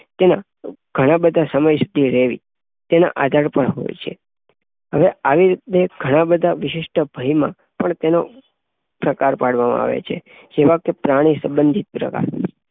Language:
Gujarati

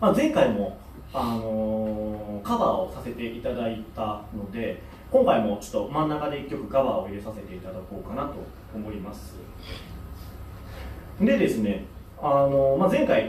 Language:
Japanese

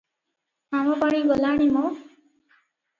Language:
Odia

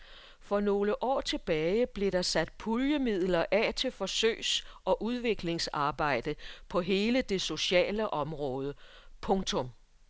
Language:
Danish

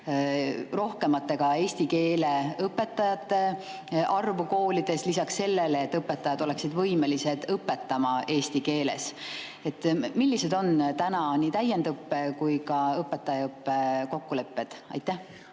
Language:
Estonian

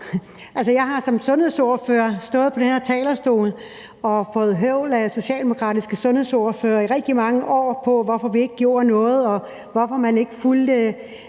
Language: Danish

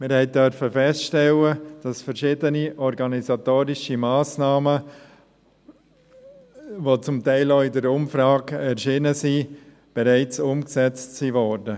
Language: Swiss German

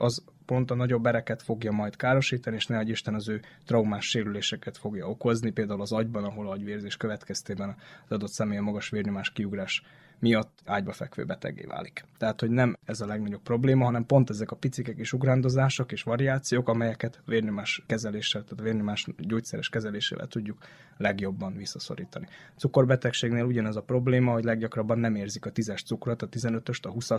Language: Hungarian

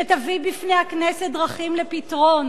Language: Hebrew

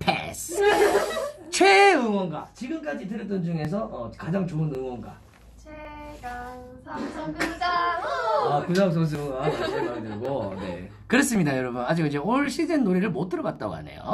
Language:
Korean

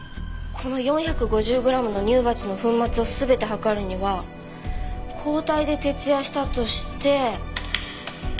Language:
Japanese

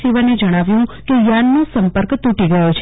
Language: Gujarati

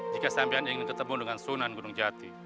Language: Indonesian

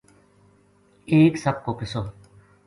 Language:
Gujari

